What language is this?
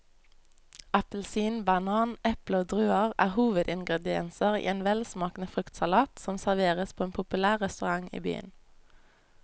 Norwegian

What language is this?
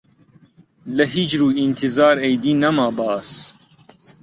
Central Kurdish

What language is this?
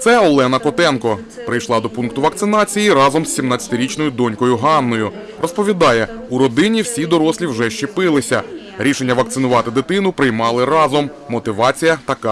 Ukrainian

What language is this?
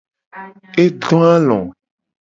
Gen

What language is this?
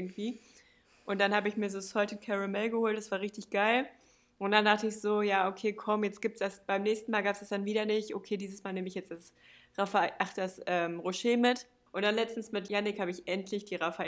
German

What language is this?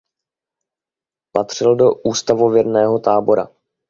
Czech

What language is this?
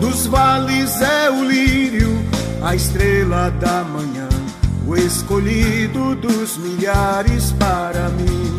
Portuguese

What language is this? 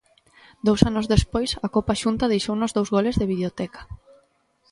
Galician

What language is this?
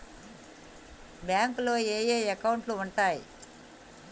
Telugu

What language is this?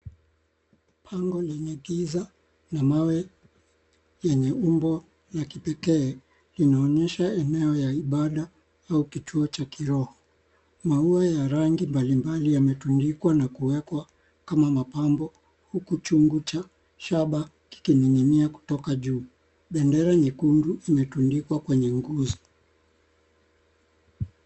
Swahili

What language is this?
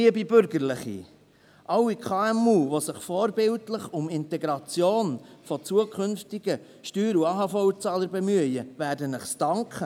Swiss German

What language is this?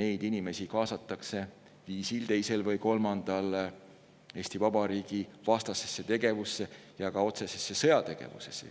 Estonian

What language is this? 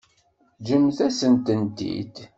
Kabyle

